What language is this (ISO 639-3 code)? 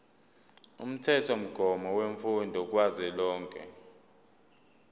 zul